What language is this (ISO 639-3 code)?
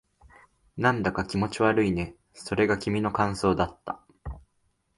jpn